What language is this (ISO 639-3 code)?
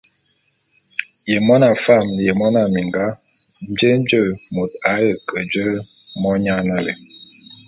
bum